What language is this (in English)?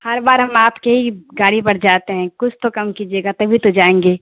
Urdu